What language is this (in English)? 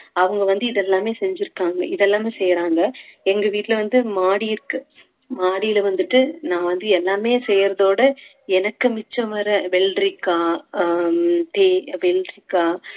Tamil